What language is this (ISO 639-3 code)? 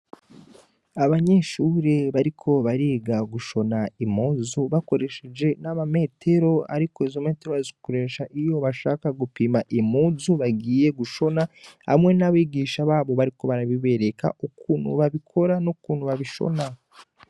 run